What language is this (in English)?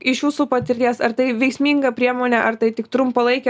Lithuanian